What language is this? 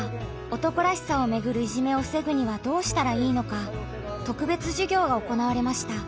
Japanese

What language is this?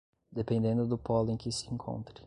Portuguese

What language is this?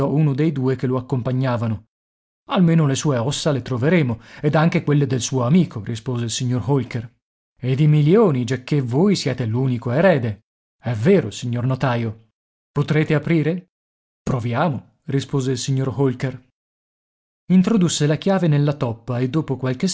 Italian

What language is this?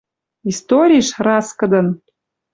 Western Mari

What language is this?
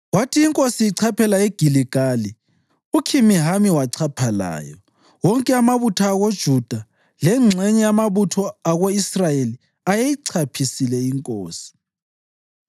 North Ndebele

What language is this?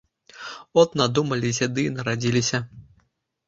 Belarusian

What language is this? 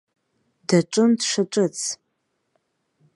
Abkhazian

